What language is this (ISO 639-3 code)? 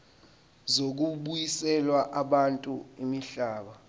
zul